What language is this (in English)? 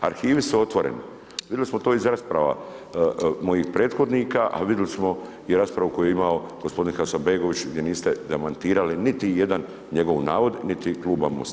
Croatian